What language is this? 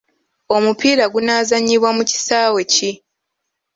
Ganda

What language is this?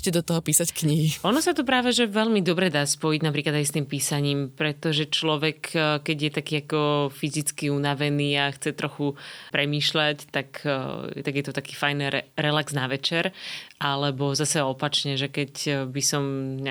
Slovak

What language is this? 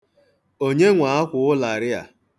Igbo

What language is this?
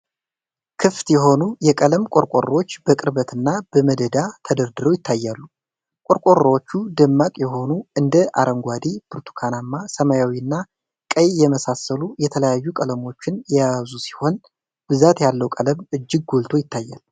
Amharic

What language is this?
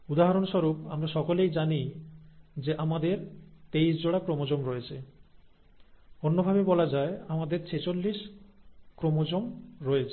Bangla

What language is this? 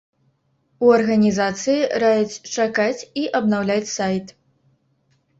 Belarusian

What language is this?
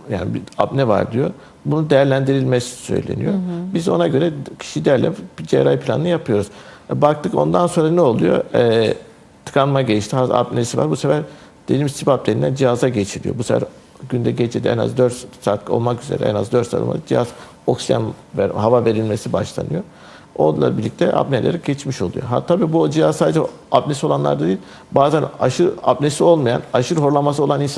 Turkish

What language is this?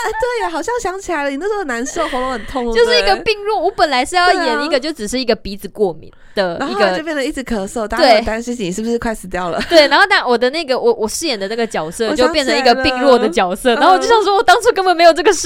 Chinese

